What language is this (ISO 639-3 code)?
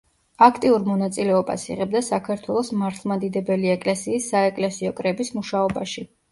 kat